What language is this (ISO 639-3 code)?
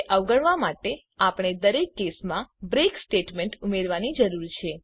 guj